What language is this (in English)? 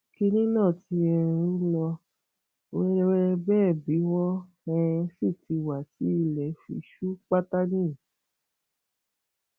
Yoruba